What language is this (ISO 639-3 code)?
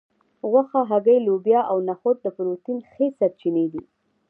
pus